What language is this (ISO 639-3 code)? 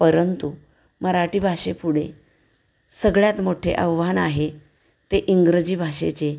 mar